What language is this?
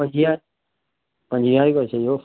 Sindhi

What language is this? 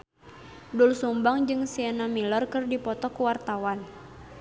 Sundanese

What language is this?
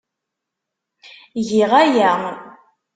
Kabyle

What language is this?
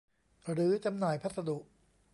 Thai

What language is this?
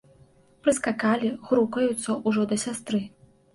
Belarusian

